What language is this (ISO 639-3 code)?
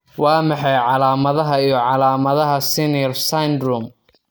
som